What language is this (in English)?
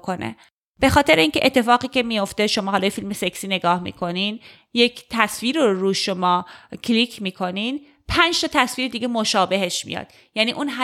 Persian